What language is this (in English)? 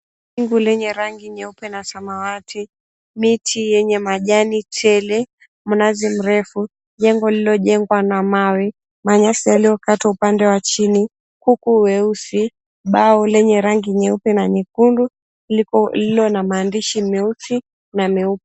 Swahili